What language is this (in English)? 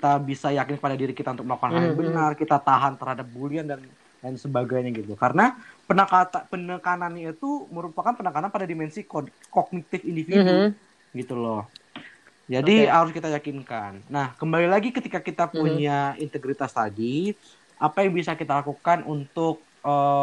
Indonesian